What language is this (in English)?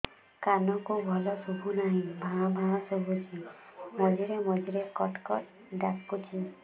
Odia